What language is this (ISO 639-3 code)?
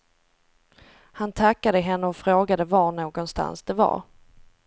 swe